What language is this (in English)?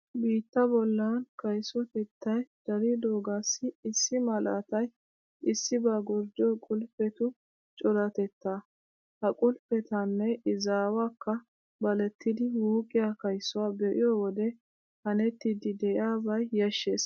Wolaytta